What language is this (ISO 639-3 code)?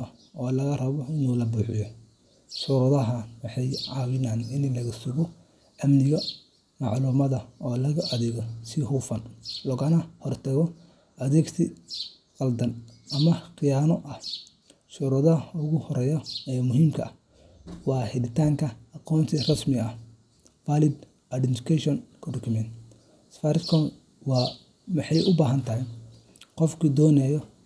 som